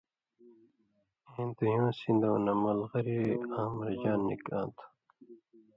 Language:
Indus Kohistani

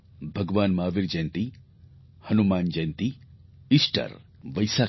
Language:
Gujarati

